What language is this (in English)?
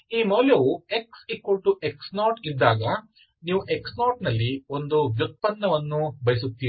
Kannada